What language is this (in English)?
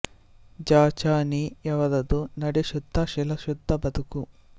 Kannada